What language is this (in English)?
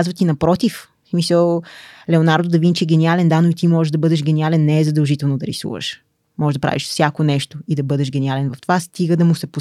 Bulgarian